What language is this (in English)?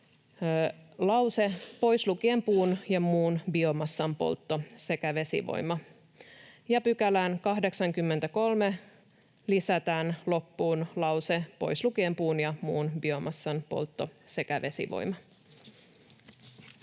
Finnish